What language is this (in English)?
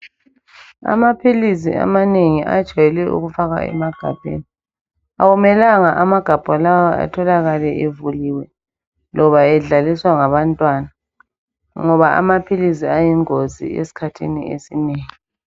North Ndebele